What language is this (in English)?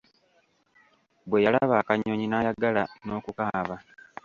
Ganda